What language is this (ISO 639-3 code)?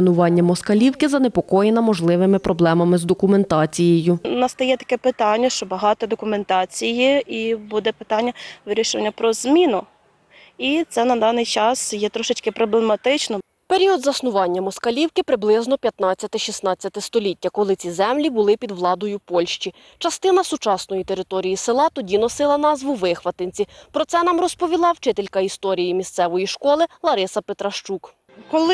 ukr